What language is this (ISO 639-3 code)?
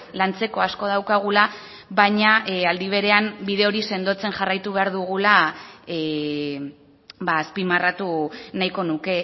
eus